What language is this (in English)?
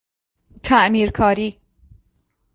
Persian